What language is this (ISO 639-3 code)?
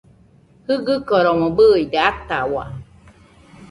hux